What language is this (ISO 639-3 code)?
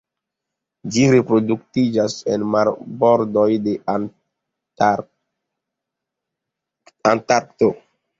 epo